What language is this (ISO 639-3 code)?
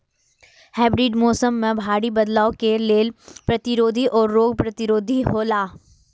mai